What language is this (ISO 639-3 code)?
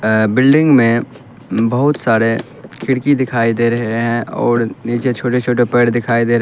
hin